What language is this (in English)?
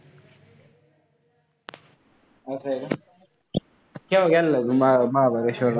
Marathi